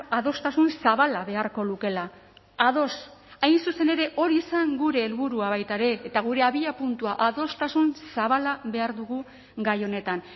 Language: Basque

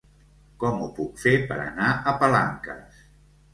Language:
Catalan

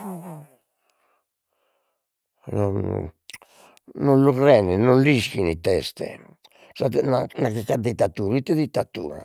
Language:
Sardinian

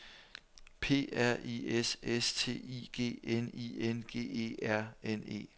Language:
Danish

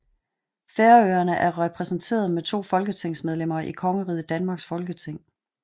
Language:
Danish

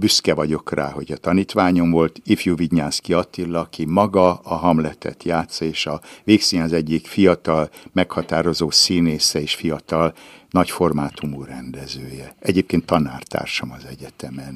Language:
Hungarian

